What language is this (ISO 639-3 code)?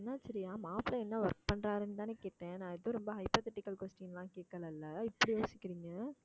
tam